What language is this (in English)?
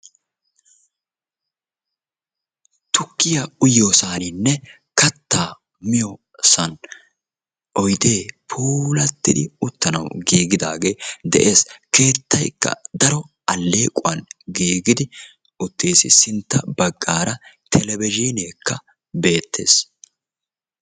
Wolaytta